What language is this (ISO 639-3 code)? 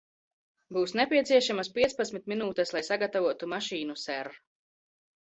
lav